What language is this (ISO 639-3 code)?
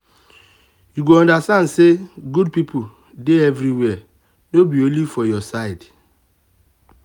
pcm